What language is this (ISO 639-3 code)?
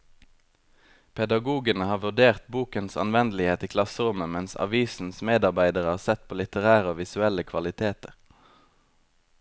nor